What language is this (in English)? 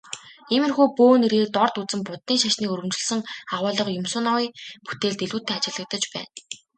Mongolian